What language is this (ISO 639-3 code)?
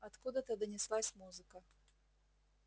rus